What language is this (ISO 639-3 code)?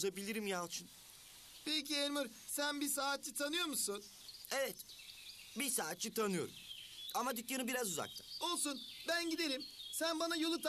tur